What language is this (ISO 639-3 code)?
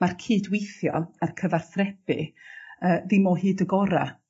cym